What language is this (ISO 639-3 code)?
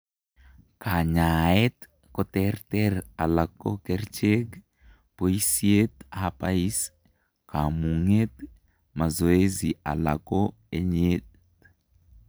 kln